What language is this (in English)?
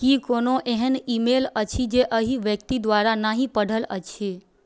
Maithili